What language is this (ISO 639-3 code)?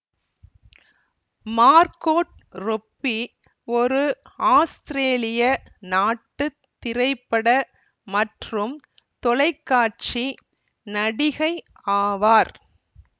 tam